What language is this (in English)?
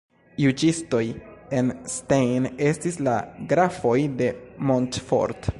Esperanto